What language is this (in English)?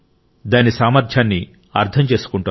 Telugu